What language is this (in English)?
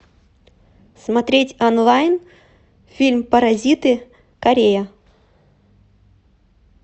Russian